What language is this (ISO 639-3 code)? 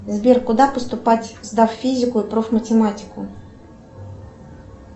rus